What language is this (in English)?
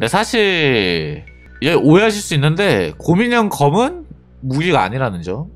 Korean